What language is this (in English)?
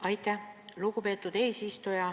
Estonian